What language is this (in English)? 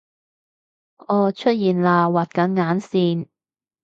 Cantonese